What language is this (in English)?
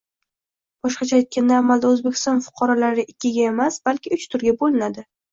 Uzbek